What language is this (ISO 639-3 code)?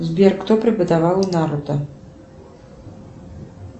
rus